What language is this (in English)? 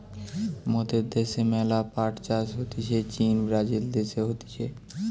Bangla